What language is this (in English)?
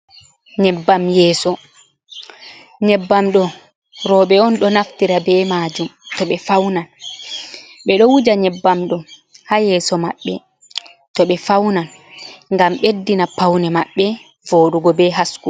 Fula